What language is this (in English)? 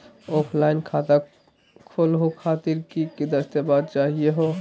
Magahi